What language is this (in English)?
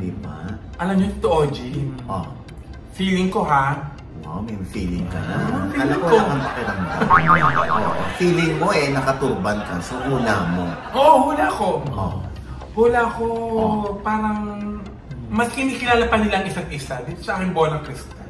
Filipino